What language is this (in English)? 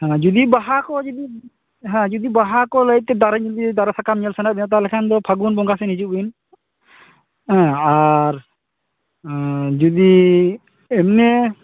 Santali